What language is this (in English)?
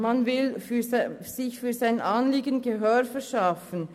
Swiss German